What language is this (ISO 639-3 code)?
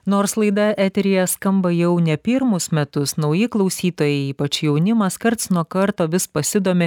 lit